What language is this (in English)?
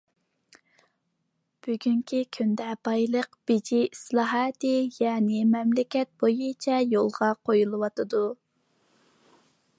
Uyghur